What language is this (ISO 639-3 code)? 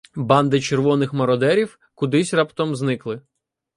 ukr